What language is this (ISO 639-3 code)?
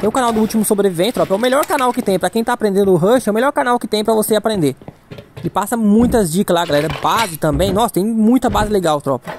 por